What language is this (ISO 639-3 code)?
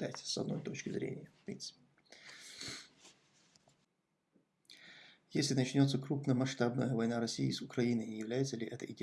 rus